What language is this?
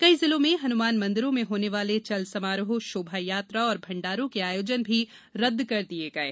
Hindi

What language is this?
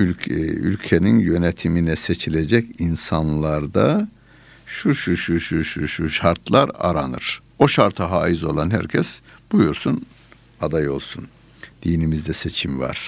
Turkish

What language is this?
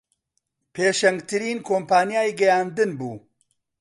Central Kurdish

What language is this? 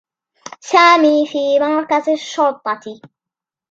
Arabic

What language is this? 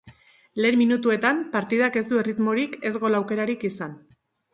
Basque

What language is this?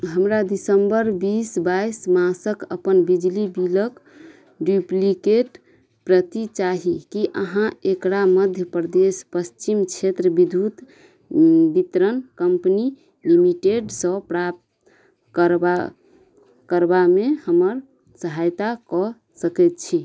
Maithili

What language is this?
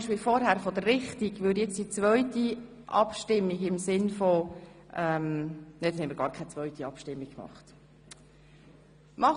Swiss German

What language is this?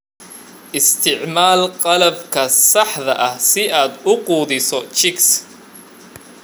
Somali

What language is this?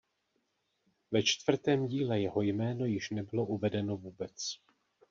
Czech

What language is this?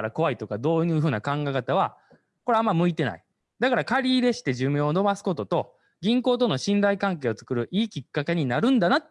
Japanese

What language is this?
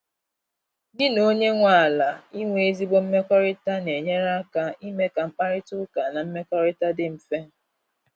Igbo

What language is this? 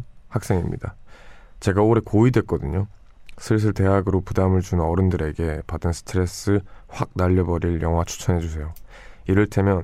Korean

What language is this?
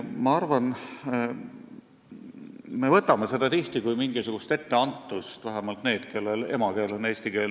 Estonian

